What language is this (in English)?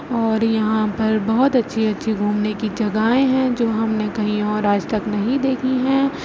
Urdu